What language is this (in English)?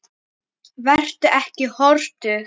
Icelandic